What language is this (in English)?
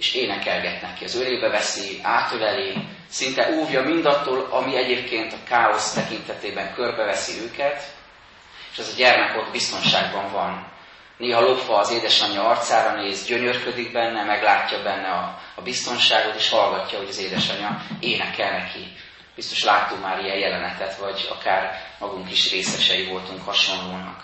Hungarian